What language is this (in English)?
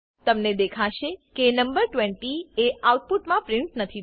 Gujarati